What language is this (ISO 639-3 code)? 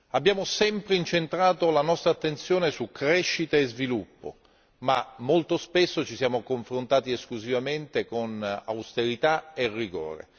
ita